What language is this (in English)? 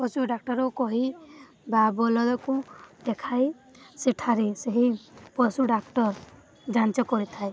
Odia